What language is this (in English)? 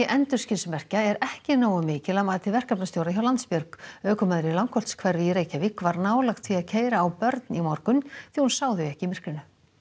Icelandic